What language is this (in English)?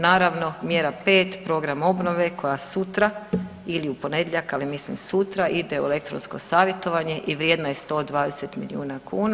Croatian